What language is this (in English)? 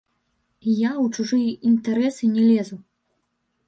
Belarusian